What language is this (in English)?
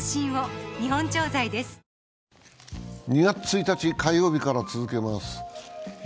Japanese